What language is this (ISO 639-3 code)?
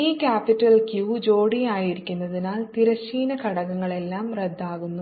mal